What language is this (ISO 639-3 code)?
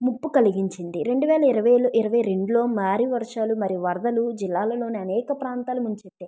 tel